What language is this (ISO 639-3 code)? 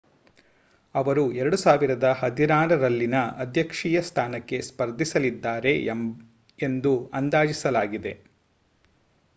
kan